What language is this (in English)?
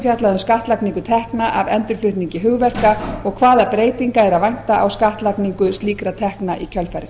Icelandic